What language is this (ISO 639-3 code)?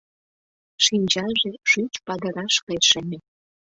chm